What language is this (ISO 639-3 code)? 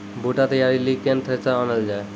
mai